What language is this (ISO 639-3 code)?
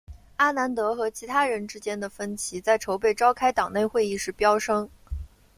zho